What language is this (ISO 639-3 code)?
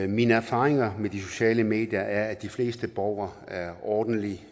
dan